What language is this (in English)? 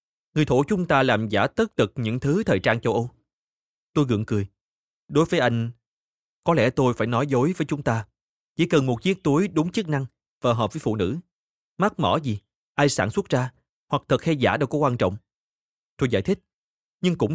Vietnamese